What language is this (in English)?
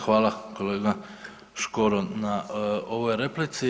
Croatian